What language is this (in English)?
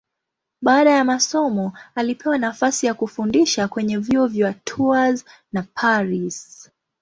Swahili